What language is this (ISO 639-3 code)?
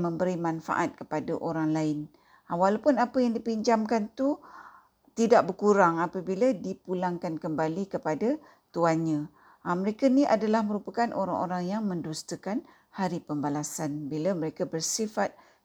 msa